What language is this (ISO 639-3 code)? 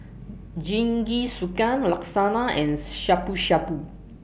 eng